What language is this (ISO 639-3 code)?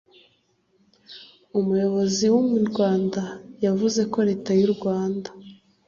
kin